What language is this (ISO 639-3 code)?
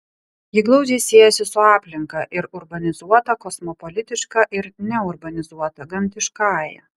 lit